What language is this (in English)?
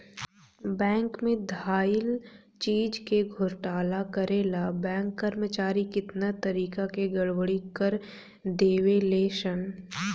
Bhojpuri